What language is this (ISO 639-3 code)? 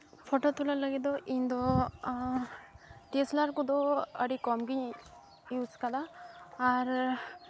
sat